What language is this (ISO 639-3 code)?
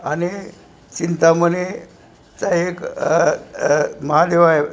mar